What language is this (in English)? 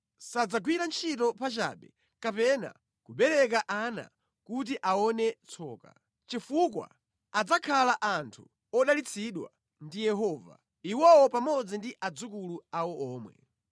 Nyanja